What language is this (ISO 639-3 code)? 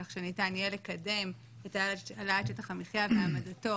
heb